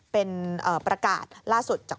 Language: Thai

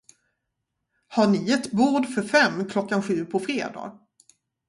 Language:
Swedish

